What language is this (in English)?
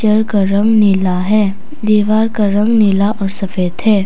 Hindi